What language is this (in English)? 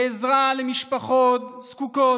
Hebrew